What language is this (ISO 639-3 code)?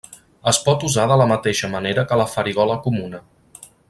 cat